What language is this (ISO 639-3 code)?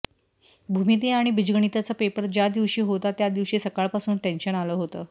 mar